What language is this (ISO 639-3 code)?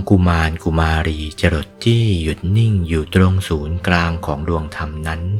tha